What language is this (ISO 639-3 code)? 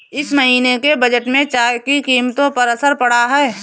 hin